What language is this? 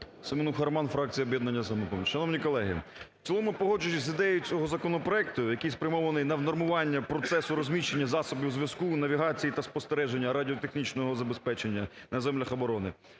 Ukrainian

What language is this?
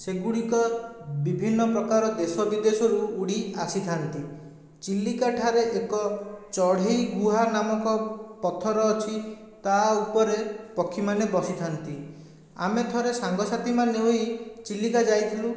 Odia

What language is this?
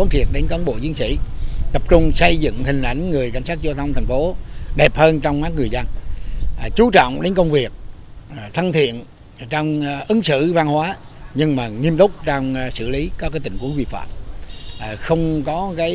Vietnamese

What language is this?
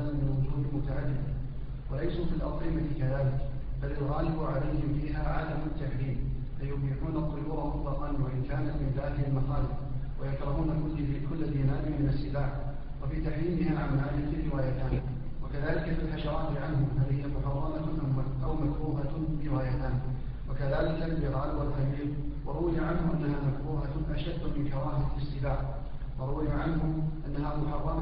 Arabic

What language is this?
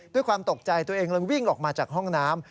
Thai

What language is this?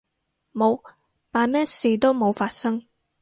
Cantonese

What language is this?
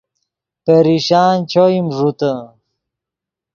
Yidgha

